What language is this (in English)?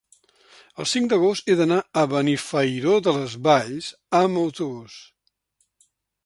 Catalan